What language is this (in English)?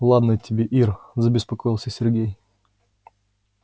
Russian